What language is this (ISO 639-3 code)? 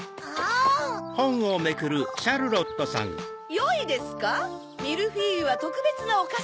jpn